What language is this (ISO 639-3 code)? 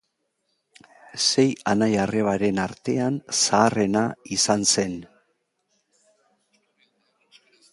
eus